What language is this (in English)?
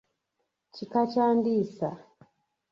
Ganda